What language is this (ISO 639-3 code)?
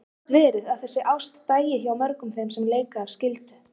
isl